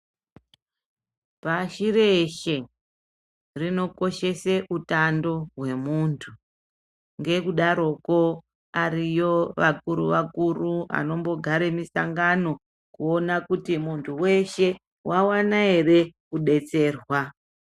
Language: Ndau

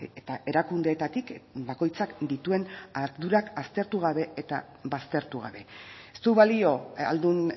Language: Basque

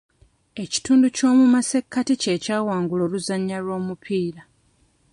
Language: Ganda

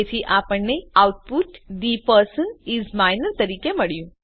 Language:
Gujarati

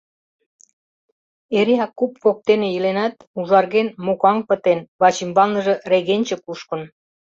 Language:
Mari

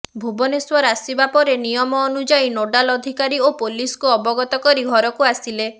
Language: Odia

